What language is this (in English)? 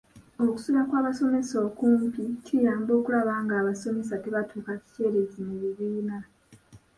Ganda